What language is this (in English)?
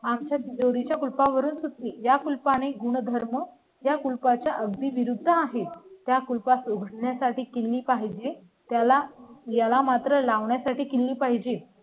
Marathi